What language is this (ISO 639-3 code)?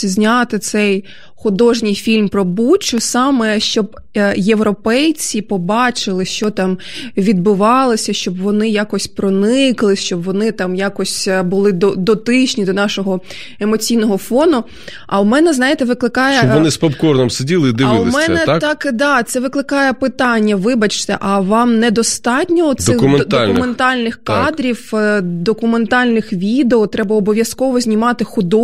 ukr